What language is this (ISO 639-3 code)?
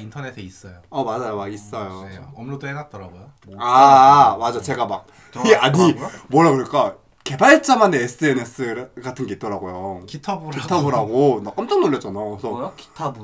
kor